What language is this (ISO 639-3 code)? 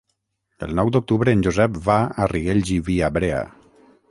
cat